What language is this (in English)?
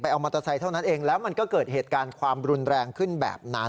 Thai